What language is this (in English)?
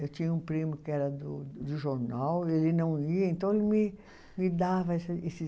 Portuguese